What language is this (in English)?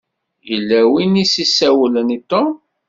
Kabyle